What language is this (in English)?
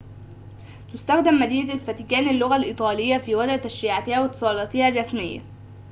Arabic